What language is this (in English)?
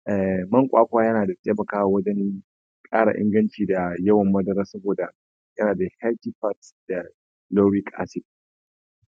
Hausa